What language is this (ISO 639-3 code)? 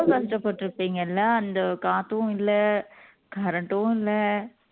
tam